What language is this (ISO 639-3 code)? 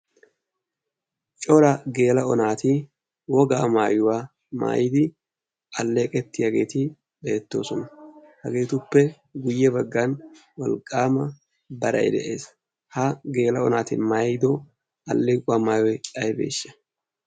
wal